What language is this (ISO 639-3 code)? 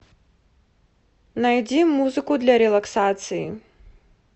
rus